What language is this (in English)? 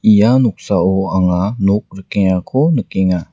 Garo